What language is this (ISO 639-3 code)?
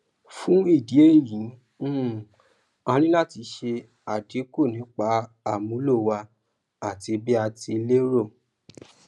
yor